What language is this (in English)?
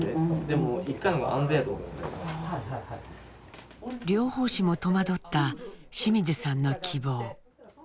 Japanese